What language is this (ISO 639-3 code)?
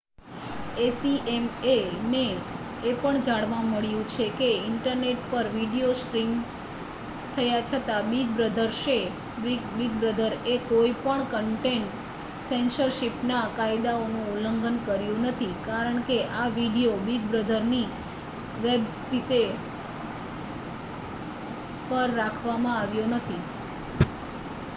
guj